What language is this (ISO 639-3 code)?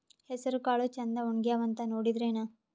kan